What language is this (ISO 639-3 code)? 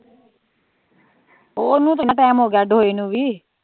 pan